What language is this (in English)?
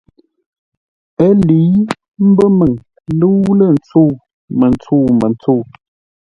Ngombale